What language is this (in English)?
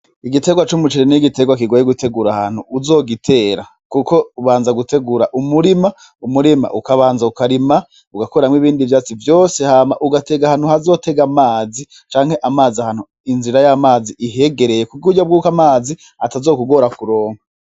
Rundi